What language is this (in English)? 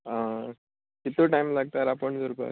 Konkani